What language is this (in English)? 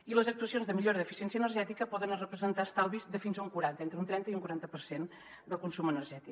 Catalan